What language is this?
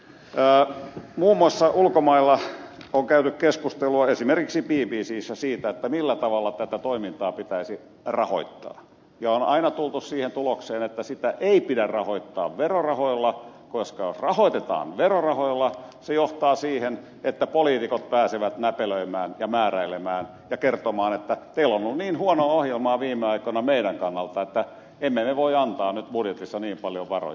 Finnish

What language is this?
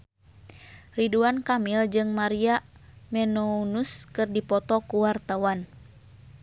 Sundanese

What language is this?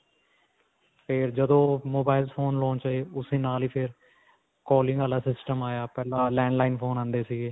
Punjabi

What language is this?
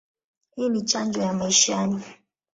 Swahili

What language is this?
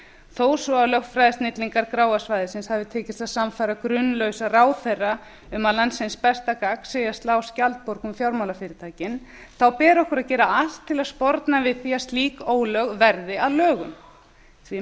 Icelandic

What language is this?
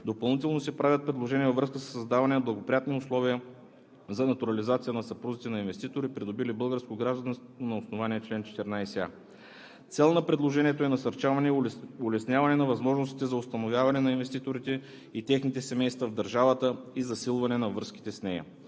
Bulgarian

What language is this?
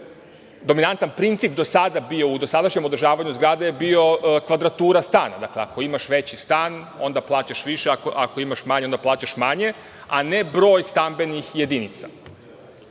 Serbian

